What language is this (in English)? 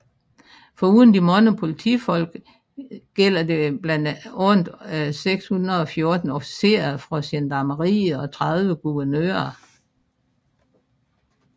Danish